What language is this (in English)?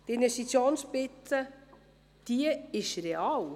Swiss German